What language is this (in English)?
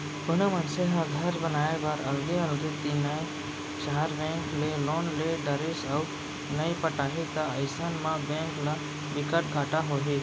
Chhattisgarhi